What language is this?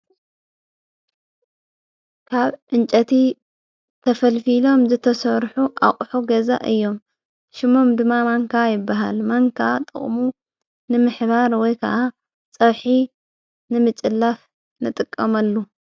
Tigrinya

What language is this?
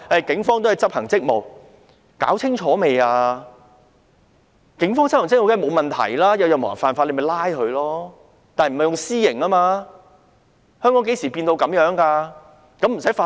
Cantonese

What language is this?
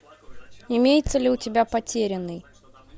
Russian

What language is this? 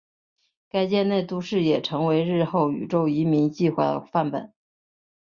Chinese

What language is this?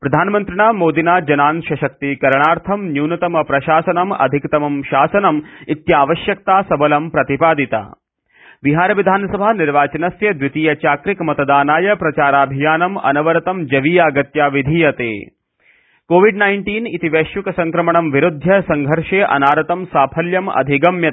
Sanskrit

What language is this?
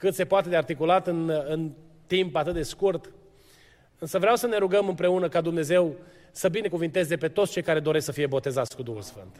Romanian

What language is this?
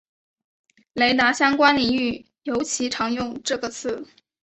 Chinese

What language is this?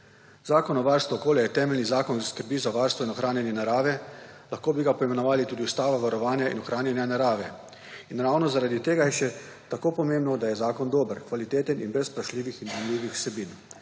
Slovenian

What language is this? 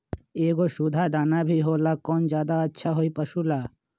Magahi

